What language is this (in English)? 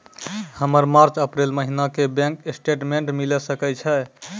Maithili